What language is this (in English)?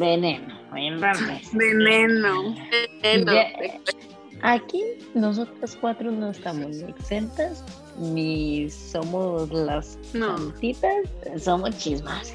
Spanish